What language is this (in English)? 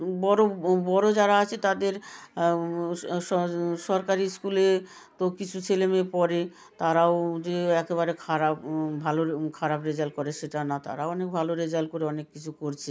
Bangla